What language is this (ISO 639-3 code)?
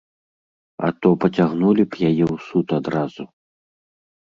bel